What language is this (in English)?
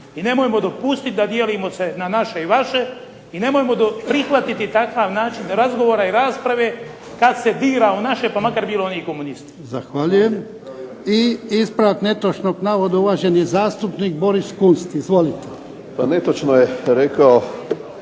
Croatian